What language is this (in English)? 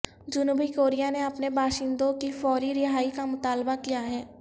Urdu